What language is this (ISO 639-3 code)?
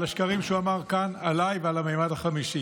heb